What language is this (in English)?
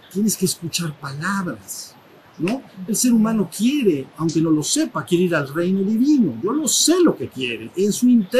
Spanish